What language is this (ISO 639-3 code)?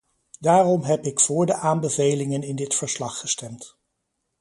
nld